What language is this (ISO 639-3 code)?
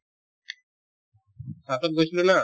asm